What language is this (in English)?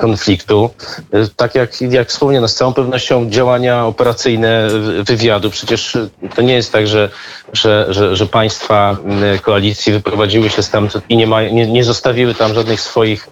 Polish